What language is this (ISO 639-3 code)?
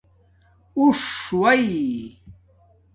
dmk